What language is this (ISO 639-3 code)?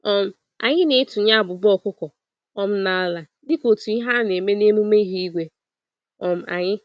ibo